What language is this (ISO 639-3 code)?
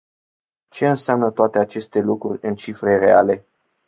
ron